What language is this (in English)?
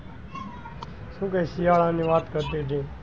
Gujarati